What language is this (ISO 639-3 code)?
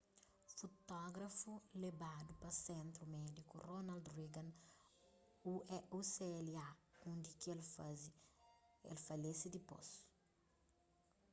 kea